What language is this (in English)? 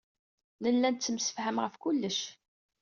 Kabyle